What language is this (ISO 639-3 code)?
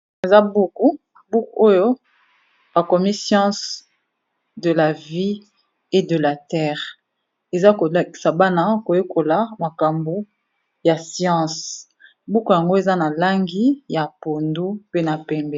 lin